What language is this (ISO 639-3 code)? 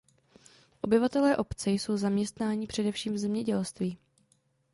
ces